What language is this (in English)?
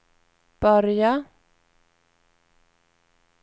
Swedish